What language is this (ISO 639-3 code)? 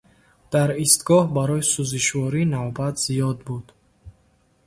tgk